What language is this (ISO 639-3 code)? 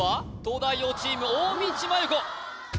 jpn